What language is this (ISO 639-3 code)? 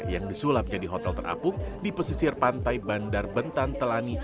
ind